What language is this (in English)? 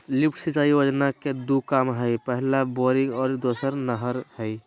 Magahi